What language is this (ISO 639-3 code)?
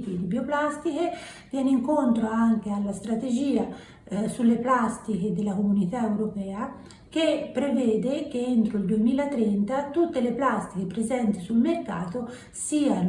ita